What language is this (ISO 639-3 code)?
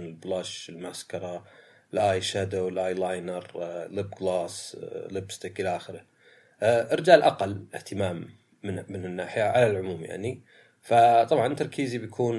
ara